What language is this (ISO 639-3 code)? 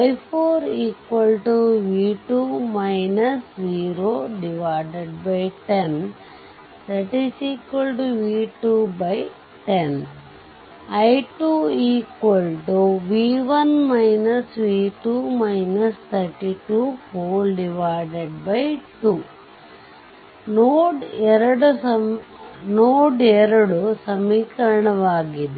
kan